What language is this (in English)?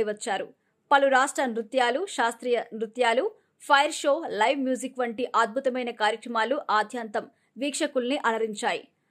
Telugu